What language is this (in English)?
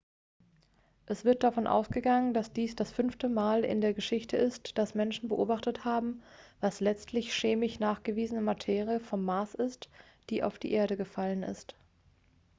German